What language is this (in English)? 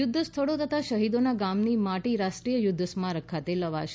Gujarati